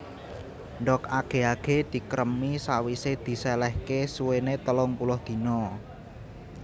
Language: Javanese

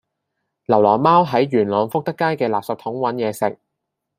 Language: Cantonese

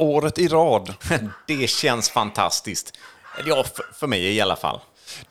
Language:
Swedish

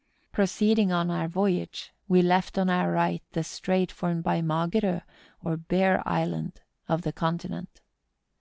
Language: English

